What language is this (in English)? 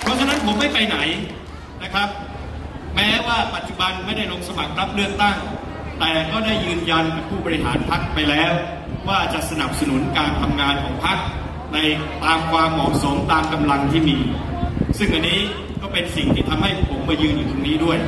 Thai